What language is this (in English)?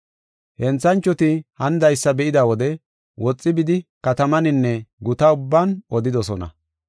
Gofa